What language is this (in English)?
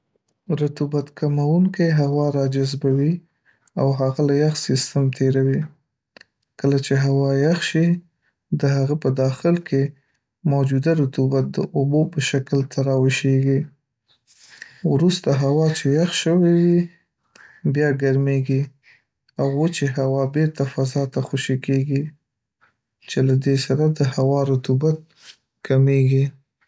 Pashto